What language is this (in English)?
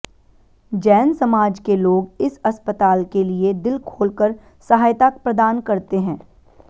Hindi